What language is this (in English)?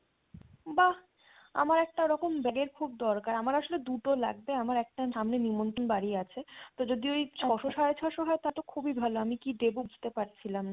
Bangla